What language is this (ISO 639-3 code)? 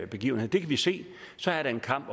dan